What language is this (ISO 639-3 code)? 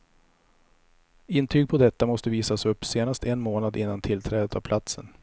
swe